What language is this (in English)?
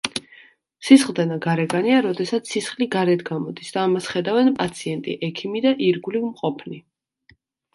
Georgian